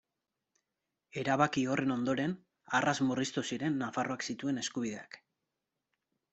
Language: Basque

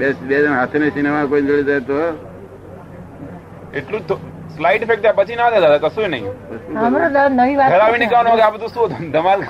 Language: Gujarati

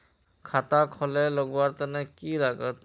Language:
Magahi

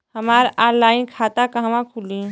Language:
Bhojpuri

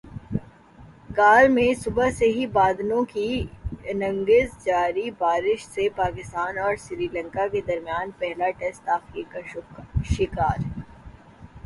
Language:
Urdu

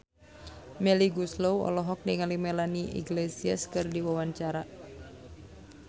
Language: Sundanese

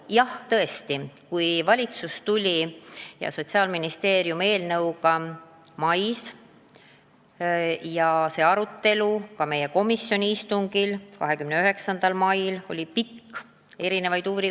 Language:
Estonian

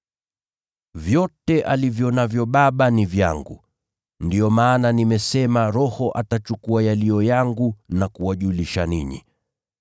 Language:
Swahili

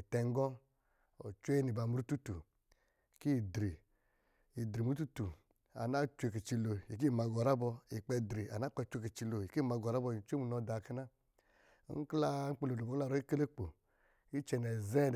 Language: Lijili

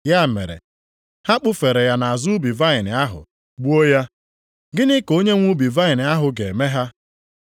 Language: Igbo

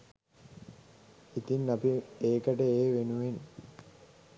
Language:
Sinhala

